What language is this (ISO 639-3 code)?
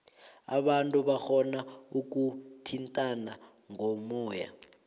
nbl